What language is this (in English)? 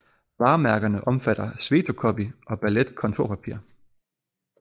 Danish